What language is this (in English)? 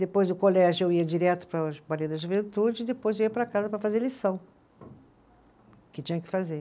Portuguese